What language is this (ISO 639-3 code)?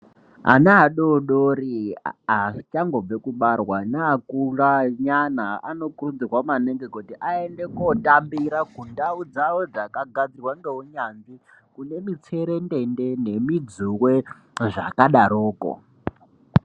ndc